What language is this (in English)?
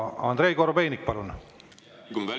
Estonian